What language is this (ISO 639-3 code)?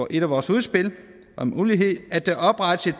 dan